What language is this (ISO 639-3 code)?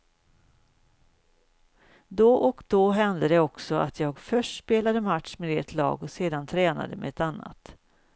swe